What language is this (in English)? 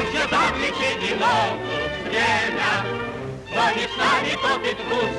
Russian